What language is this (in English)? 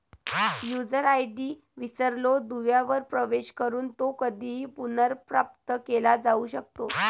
Marathi